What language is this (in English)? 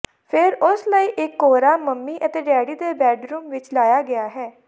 Punjabi